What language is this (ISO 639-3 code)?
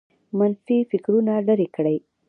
pus